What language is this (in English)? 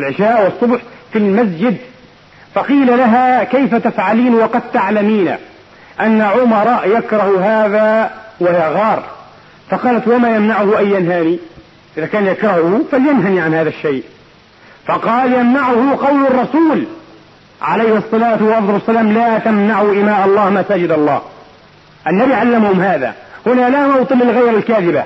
Arabic